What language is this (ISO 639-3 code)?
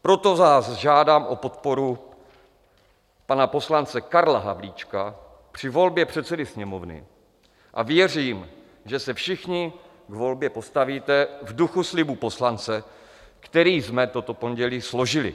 ces